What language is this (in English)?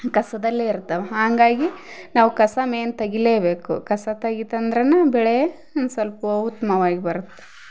Kannada